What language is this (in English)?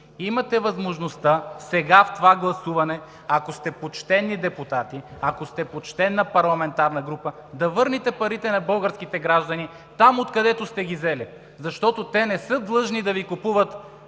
Bulgarian